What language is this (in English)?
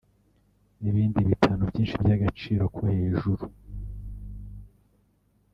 Kinyarwanda